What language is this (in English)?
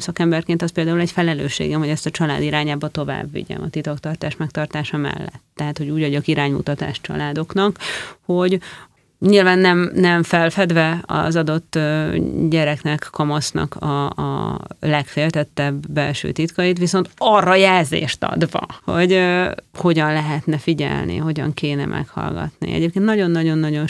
Hungarian